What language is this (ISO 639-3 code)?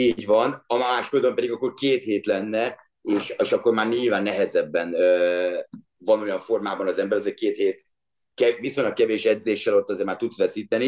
hun